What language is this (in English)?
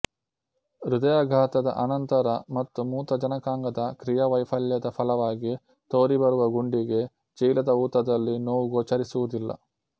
Kannada